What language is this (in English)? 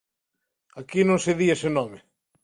Galician